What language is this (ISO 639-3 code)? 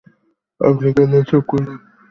ben